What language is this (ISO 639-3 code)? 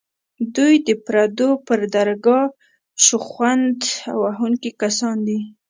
pus